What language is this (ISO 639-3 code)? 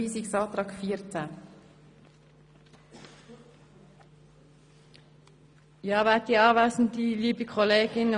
gsw